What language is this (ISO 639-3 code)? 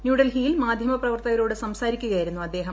mal